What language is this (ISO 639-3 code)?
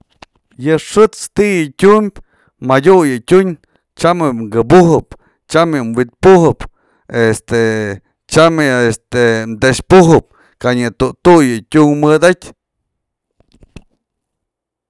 mzl